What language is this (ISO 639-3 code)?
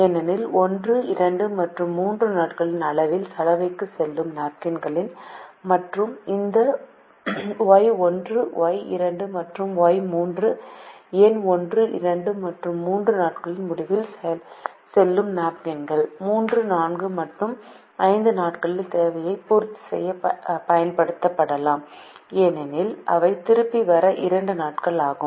tam